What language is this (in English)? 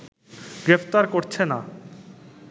Bangla